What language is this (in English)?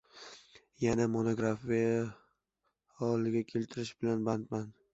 Uzbek